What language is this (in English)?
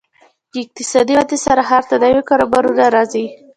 Pashto